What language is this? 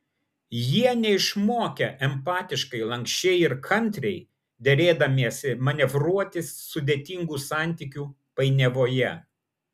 Lithuanian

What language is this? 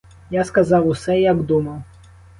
Ukrainian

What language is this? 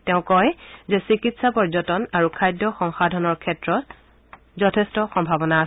Assamese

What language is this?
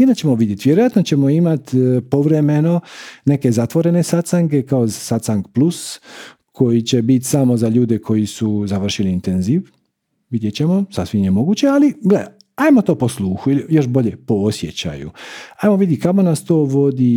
Croatian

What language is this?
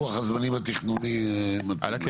Hebrew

